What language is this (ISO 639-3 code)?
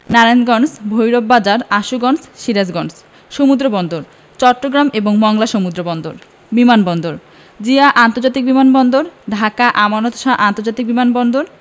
ben